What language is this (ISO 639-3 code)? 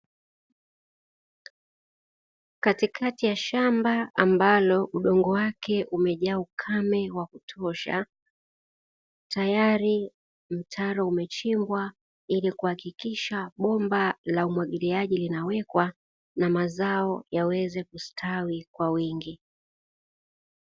swa